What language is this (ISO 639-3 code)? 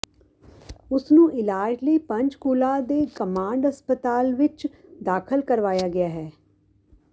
pan